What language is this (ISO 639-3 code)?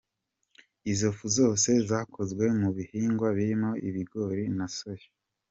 kin